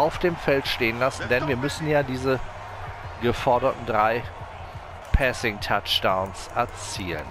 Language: German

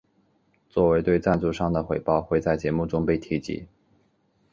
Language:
Chinese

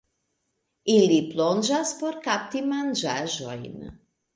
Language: Esperanto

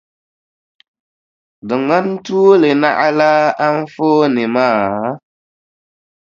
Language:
Dagbani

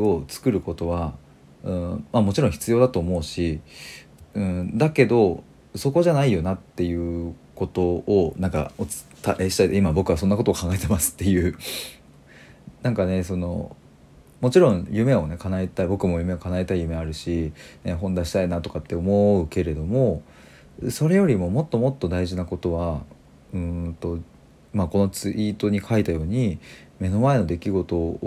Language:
Japanese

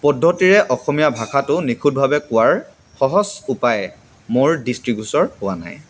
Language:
Assamese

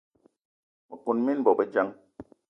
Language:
Eton (Cameroon)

